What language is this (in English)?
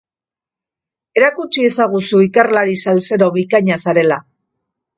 Basque